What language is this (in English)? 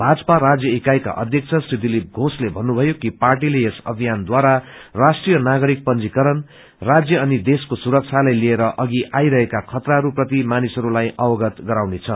Nepali